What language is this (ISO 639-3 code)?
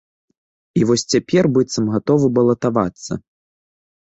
bel